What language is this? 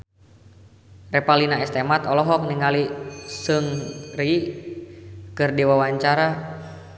Sundanese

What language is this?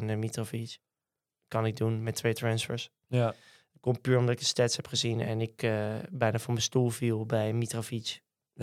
Dutch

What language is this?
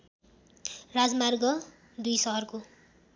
Nepali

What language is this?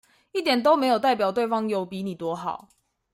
Chinese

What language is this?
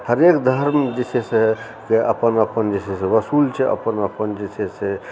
Maithili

